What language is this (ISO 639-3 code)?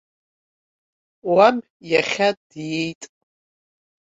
abk